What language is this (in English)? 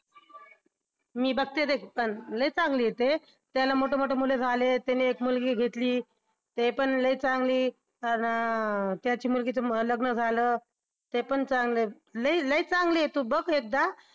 Marathi